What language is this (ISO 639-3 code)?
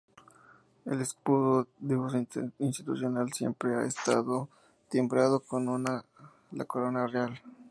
spa